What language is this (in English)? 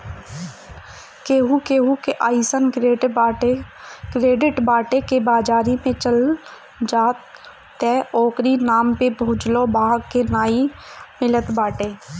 Bhojpuri